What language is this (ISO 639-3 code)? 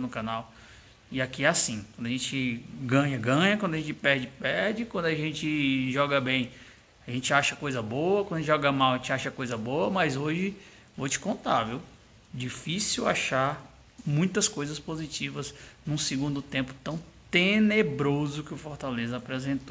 por